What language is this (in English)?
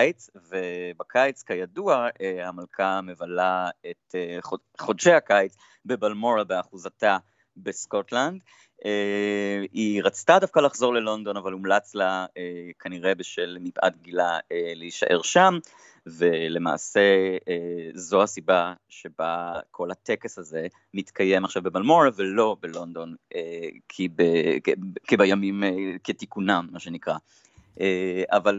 Hebrew